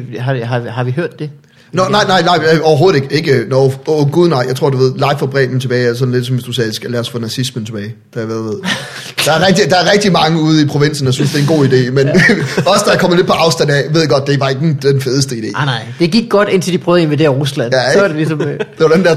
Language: Danish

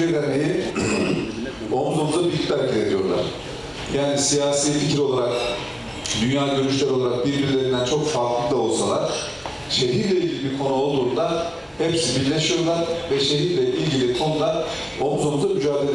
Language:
Turkish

